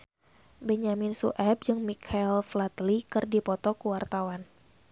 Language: Sundanese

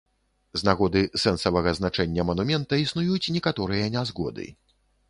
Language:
Belarusian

